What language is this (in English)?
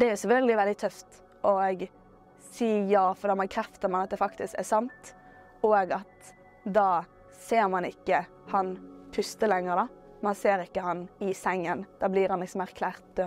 Norwegian